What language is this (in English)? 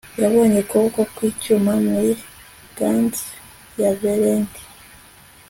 Kinyarwanda